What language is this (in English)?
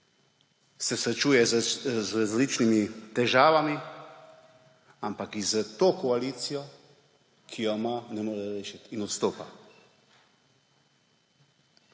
Slovenian